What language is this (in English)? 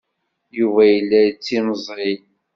Kabyle